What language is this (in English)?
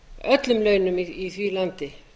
Icelandic